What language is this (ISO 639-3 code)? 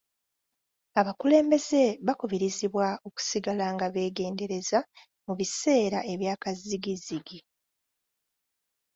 lug